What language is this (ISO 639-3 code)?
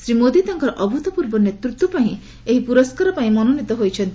ori